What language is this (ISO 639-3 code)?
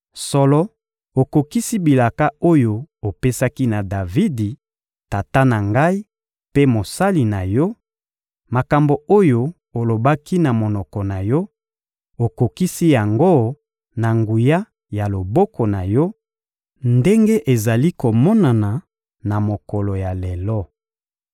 lin